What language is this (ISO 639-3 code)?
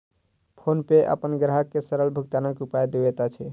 mai